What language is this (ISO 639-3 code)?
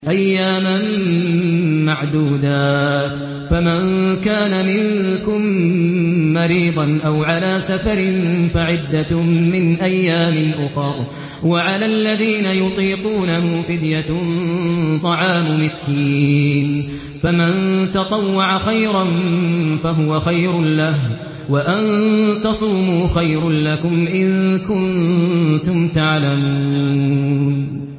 ara